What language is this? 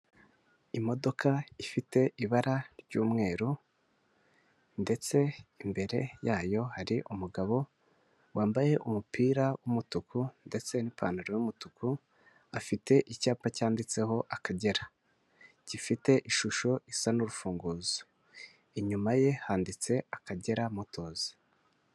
Kinyarwanda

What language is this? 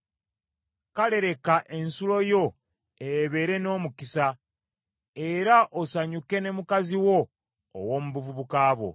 Ganda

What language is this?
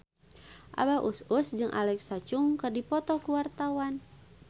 Sundanese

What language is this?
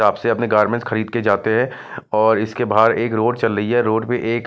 Hindi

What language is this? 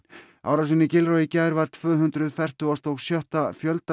Icelandic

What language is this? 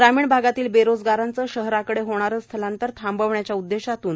Marathi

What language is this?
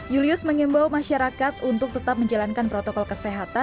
Indonesian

